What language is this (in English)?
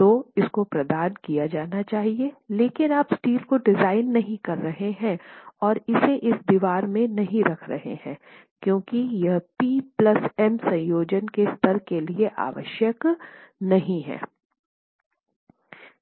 Hindi